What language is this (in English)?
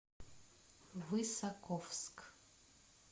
Russian